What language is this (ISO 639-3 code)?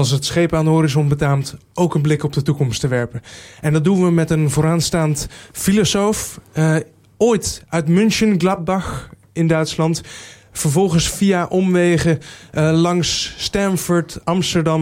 nld